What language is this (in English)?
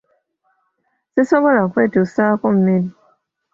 Ganda